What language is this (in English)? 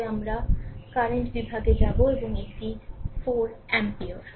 Bangla